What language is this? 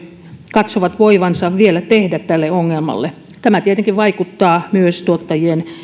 Finnish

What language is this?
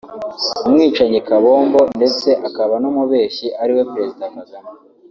Kinyarwanda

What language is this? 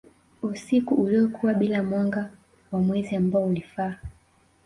Swahili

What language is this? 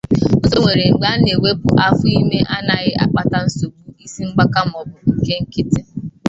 Igbo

